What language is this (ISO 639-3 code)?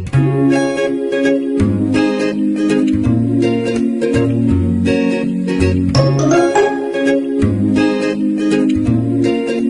spa